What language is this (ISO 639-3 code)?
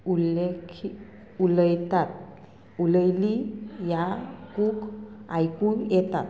kok